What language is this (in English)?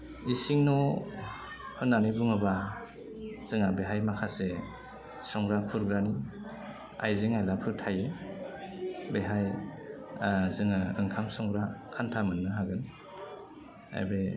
Bodo